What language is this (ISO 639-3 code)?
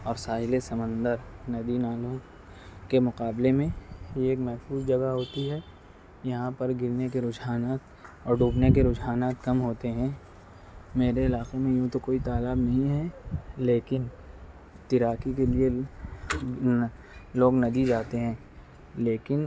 urd